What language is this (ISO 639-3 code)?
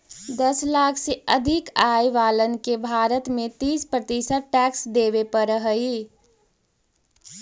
mag